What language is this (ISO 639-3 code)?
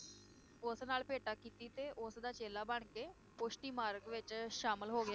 pan